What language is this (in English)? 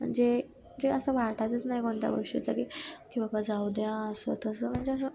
Marathi